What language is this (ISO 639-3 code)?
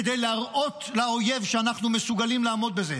heb